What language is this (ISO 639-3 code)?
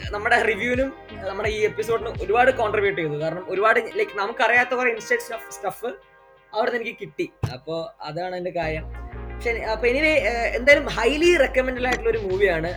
mal